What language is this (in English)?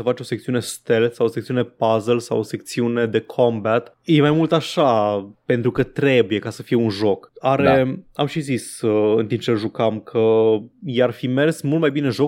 Romanian